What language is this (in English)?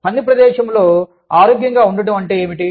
Telugu